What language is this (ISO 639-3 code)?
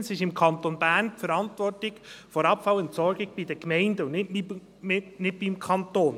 gsw